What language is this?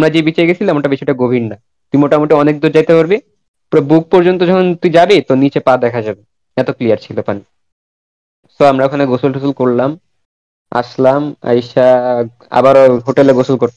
Bangla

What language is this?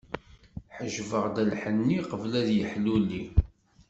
Kabyle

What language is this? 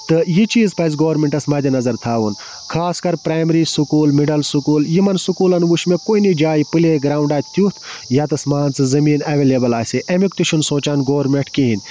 Kashmiri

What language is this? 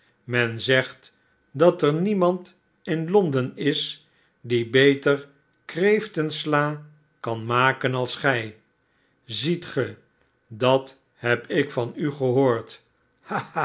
Dutch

